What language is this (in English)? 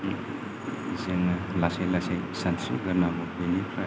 Bodo